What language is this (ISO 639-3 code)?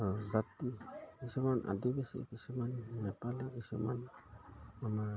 asm